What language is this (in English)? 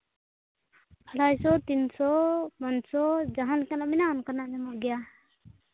Santali